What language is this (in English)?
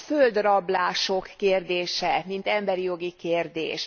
Hungarian